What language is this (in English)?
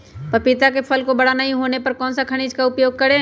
Magahi